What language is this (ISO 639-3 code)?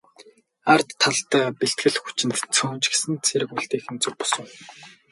mon